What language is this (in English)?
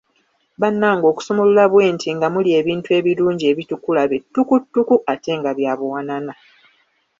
Ganda